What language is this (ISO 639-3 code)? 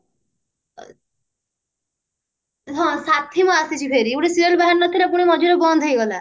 ori